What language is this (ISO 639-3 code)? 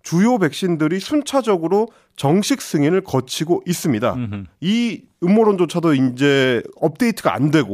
kor